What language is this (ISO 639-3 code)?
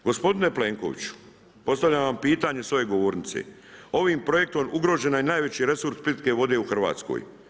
hrv